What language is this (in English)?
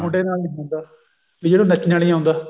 Punjabi